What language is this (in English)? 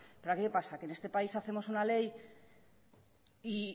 Spanish